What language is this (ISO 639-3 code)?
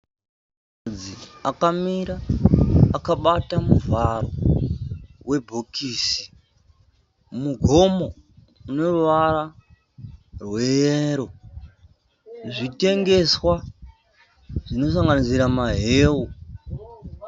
sna